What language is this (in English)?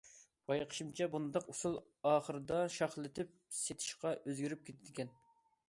Uyghur